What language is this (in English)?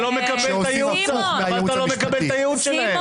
Hebrew